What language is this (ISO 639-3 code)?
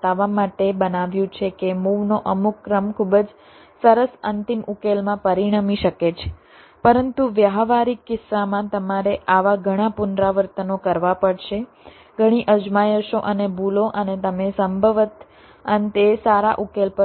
guj